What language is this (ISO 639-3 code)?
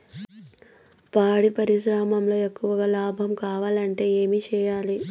tel